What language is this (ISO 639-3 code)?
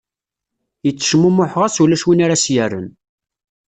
kab